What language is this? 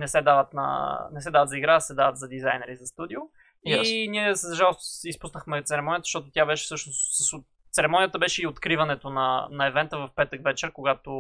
Bulgarian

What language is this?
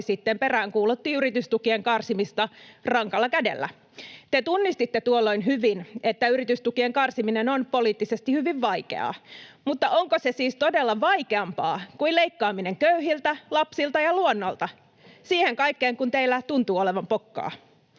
Finnish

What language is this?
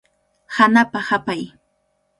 Cajatambo North Lima Quechua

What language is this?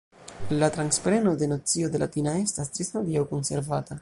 Esperanto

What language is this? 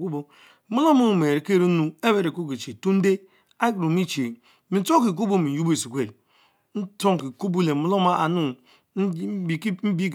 Mbe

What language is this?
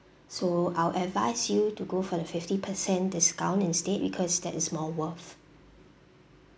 English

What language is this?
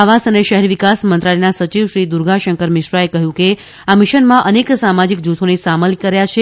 Gujarati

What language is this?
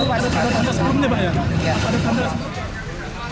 Indonesian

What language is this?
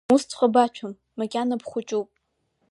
Abkhazian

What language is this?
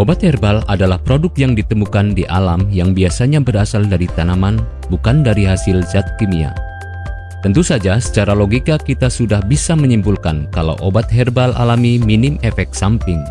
Indonesian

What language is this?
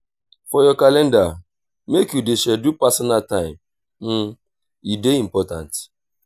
Nigerian Pidgin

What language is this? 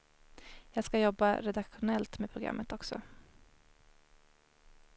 Swedish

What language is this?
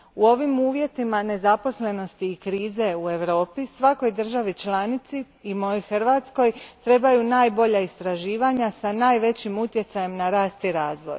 Croatian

